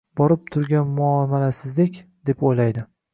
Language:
Uzbek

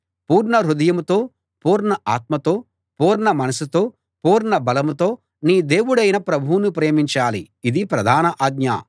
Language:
Telugu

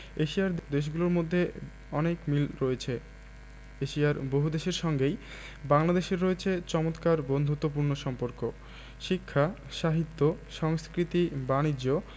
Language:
Bangla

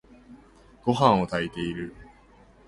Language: Japanese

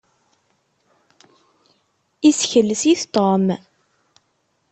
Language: Kabyle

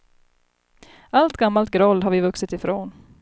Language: Swedish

